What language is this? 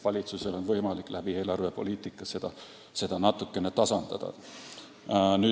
Estonian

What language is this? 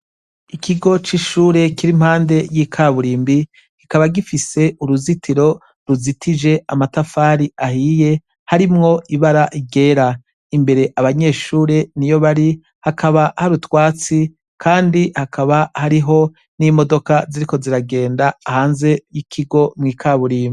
Rundi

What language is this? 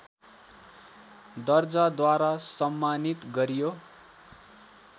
Nepali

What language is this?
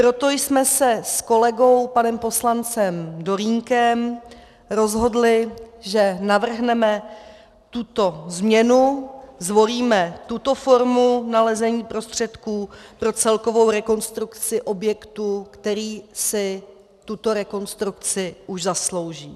Czech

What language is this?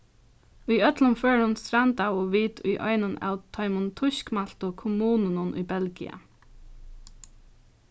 Faroese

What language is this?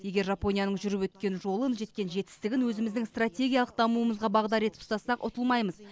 Kazakh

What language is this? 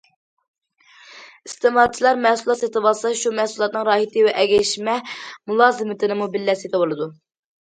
Uyghur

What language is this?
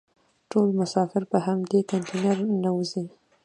Pashto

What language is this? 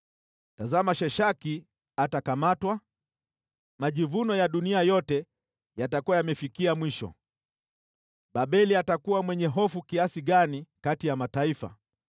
Swahili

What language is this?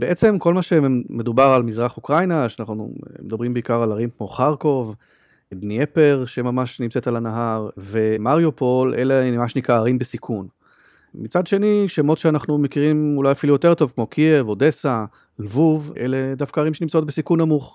Hebrew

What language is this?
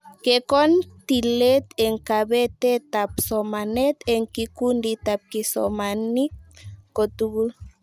Kalenjin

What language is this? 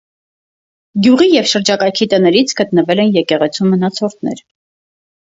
Armenian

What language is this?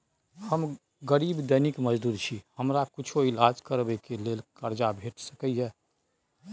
Maithili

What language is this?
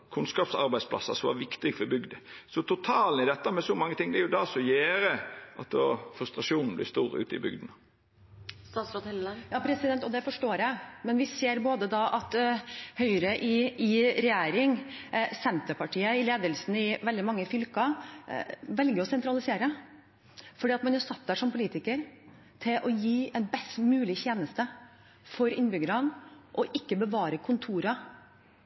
Norwegian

